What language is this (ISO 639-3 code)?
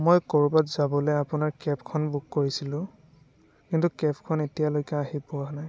asm